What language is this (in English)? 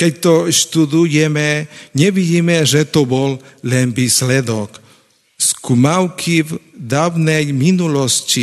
Slovak